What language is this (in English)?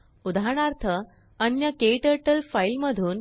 Marathi